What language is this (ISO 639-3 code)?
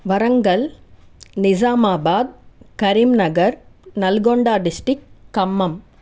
tel